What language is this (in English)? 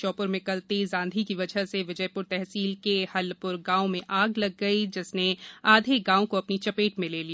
Hindi